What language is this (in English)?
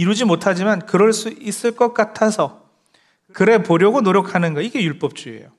Korean